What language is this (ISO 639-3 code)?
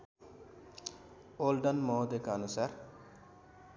nep